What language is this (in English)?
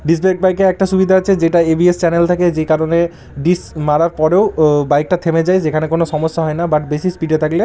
Bangla